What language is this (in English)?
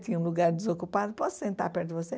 Portuguese